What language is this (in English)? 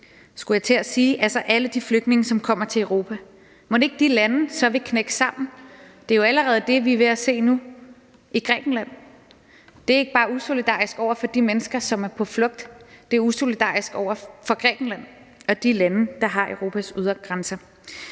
Danish